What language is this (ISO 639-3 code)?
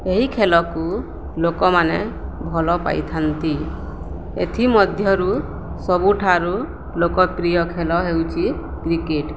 ori